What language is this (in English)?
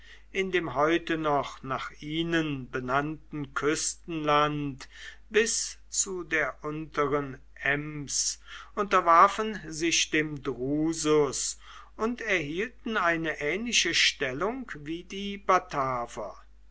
German